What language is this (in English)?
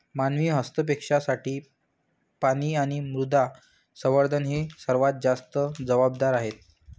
Marathi